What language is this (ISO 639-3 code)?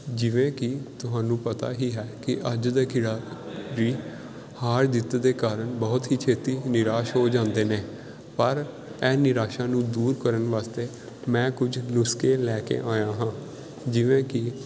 pan